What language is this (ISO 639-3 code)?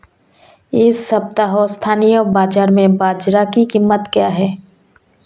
hin